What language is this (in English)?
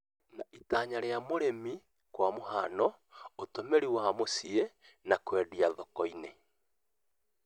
Kikuyu